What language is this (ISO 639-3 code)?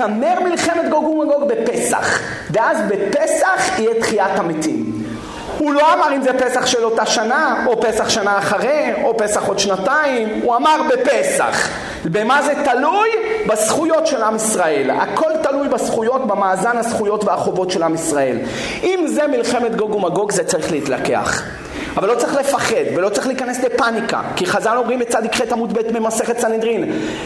heb